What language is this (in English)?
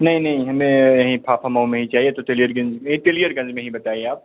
Hindi